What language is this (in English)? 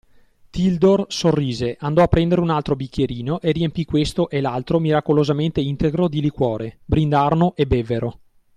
Italian